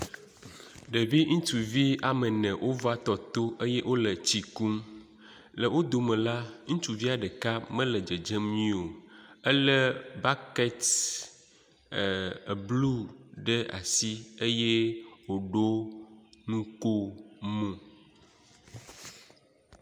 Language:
Ewe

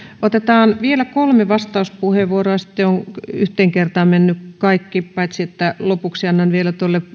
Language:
Finnish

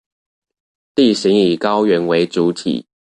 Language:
Chinese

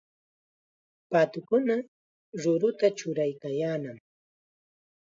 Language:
Chiquián Ancash Quechua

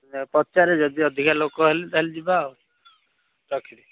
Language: Odia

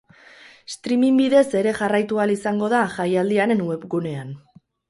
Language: Basque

